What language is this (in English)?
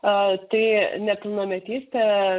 Lithuanian